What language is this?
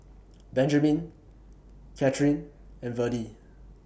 English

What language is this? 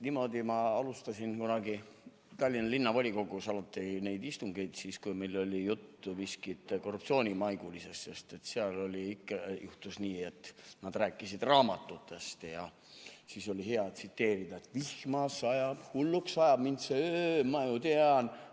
Estonian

